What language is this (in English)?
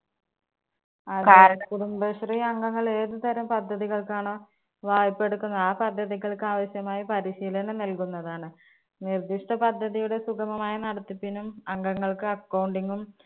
Malayalam